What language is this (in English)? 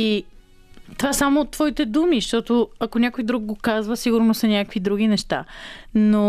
Bulgarian